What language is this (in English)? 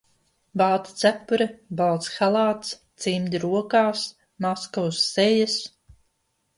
Latvian